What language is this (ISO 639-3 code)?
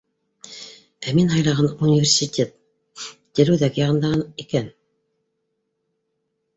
bak